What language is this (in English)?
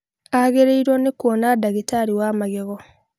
Kikuyu